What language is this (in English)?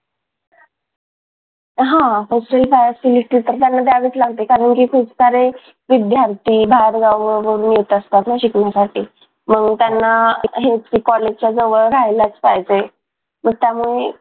Marathi